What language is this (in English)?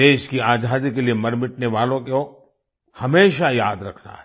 Hindi